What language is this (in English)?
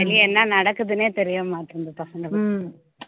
Tamil